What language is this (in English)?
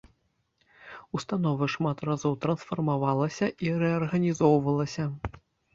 Belarusian